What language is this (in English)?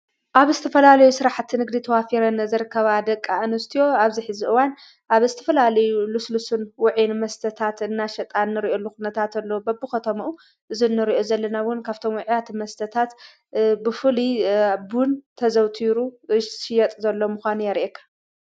Tigrinya